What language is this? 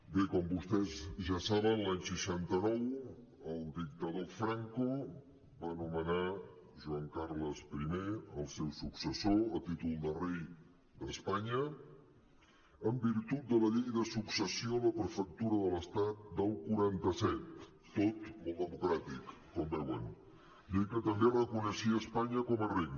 Catalan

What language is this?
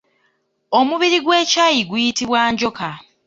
Ganda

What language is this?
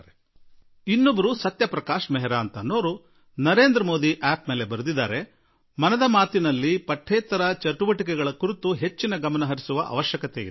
Kannada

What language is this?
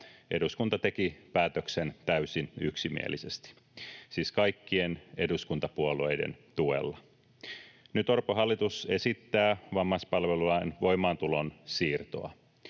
Finnish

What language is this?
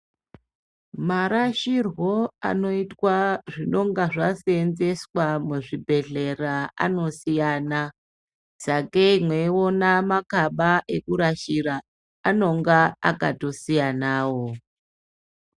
Ndau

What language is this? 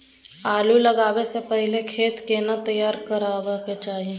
Maithili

